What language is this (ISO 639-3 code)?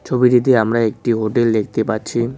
ben